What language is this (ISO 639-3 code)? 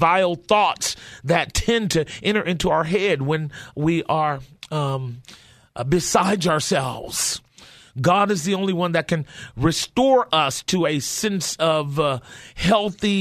eng